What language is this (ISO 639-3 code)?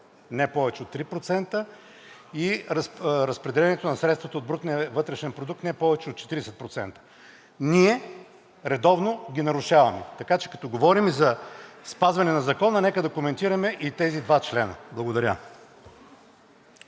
bul